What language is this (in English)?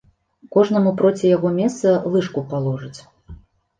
Belarusian